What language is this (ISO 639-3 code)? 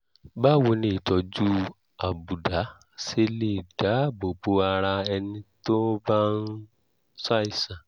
yor